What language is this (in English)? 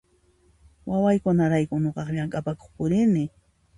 Puno Quechua